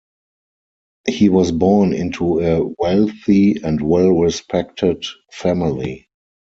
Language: English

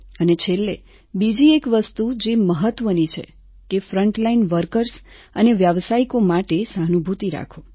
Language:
Gujarati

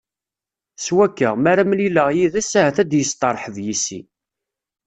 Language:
Kabyle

